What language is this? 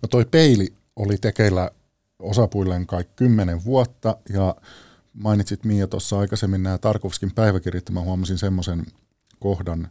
Finnish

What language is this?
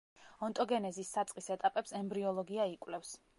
Georgian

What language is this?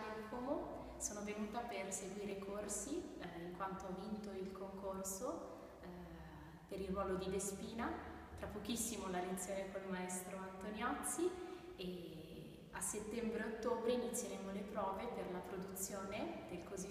Italian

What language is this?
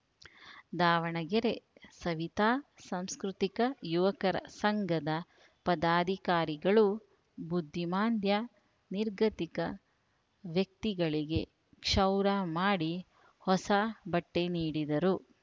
Kannada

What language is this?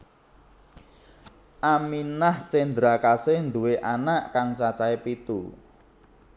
Javanese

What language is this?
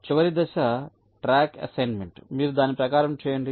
Telugu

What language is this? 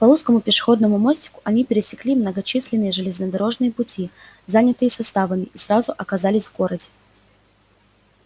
Russian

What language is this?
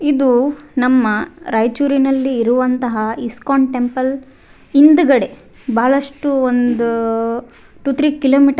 Kannada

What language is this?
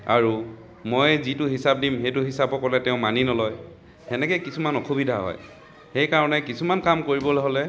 Assamese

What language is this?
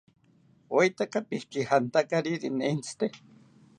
South Ucayali Ashéninka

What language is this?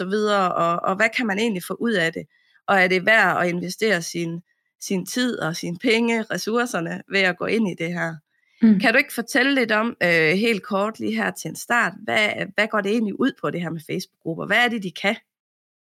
Danish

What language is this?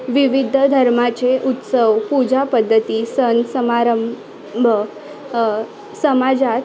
Marathi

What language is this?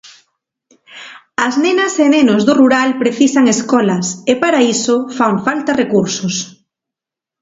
Galician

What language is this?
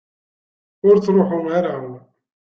Kabyle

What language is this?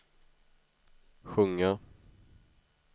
Swedish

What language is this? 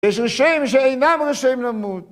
Hebrew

